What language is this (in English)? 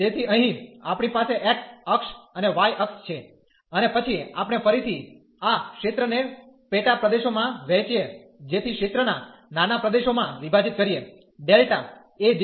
Gujarati